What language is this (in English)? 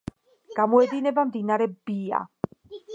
Georgian